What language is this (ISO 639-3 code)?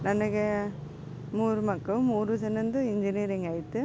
kan